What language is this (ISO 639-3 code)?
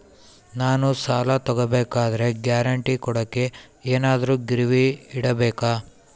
kan